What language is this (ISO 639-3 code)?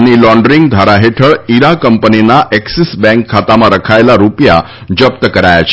guj